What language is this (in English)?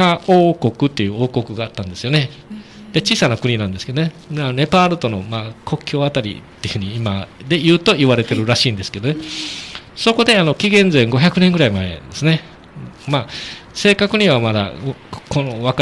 Japanese